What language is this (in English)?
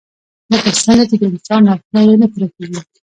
Pashto